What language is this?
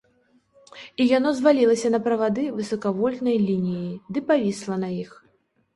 Belarusian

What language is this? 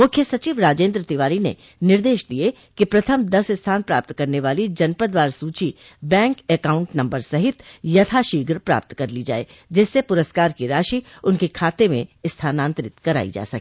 Hindi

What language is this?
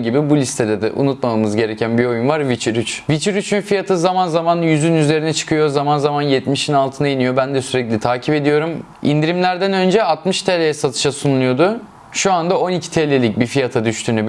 Turkish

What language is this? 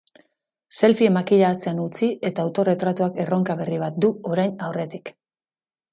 Basque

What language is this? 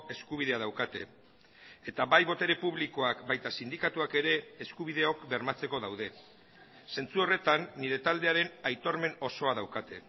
Basque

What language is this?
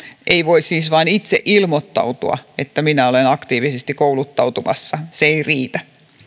Finnish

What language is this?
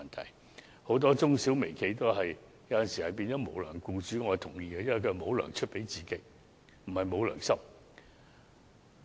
Cantonese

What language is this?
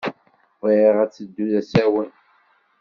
Kabyle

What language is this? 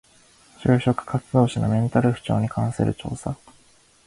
Japanese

